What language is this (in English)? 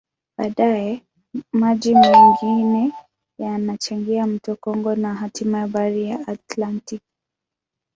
Swahili